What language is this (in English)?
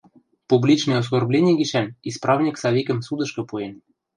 Western Mari